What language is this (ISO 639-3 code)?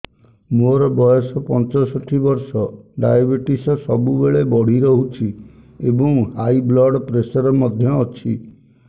ori